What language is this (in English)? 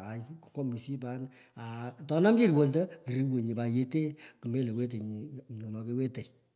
Pökoot